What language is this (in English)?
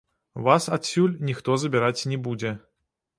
Belarusian